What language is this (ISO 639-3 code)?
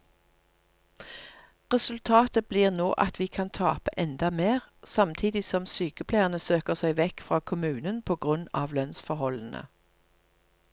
nor